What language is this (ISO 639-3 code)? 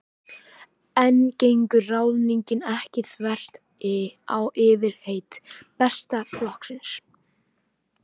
isl